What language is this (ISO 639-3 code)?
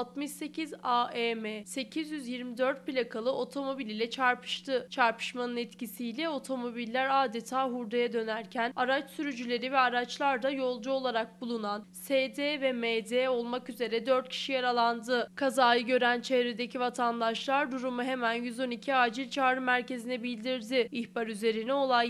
tur